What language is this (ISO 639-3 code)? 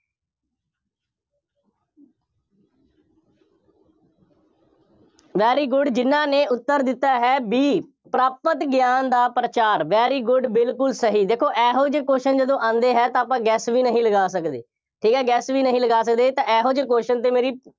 pan